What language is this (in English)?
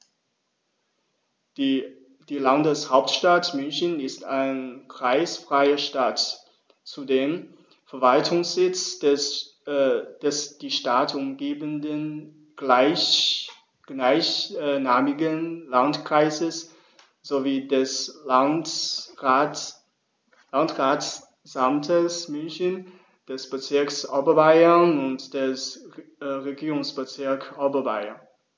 German